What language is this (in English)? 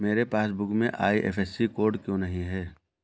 Hindi